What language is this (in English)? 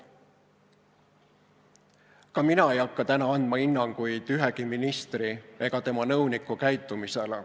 Estonian